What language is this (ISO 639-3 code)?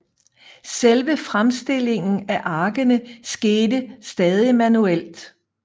dan